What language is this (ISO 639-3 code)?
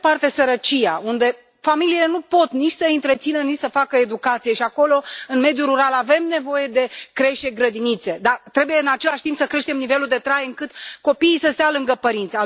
ron